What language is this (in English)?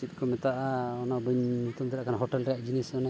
Santali